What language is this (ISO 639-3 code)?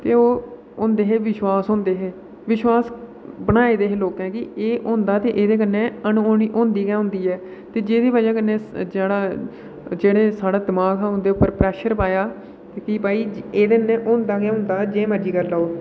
doi